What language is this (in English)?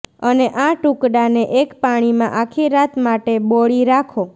Gujarati